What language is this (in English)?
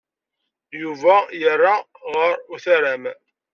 Kabyle